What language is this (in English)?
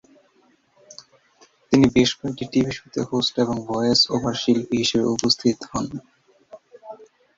Bangla